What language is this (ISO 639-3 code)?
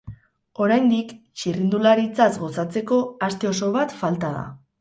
eus